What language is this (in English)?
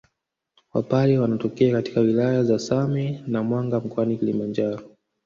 Swahili